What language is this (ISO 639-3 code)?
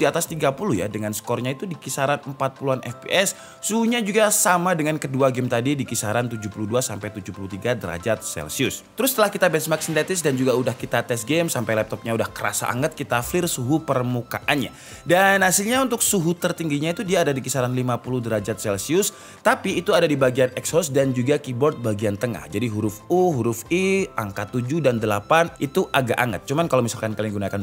ind